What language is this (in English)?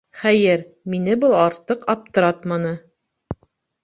Bashkir